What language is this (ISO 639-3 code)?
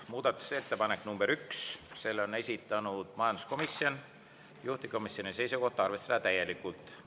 est